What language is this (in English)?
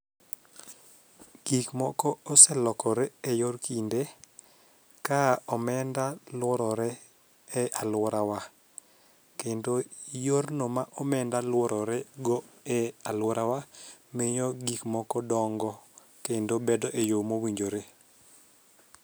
Luo (Kenya and Tanzania)